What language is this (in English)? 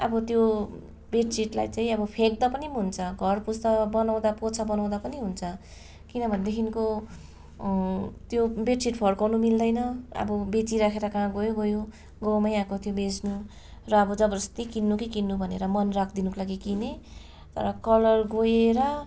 Nepali